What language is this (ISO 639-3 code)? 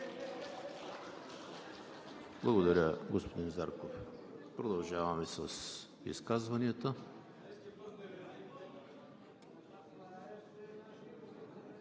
bul